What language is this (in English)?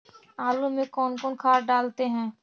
Magahi